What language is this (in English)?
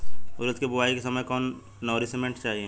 Bhojpuri